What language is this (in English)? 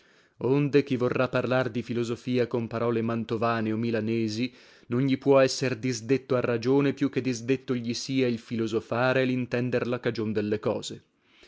Italian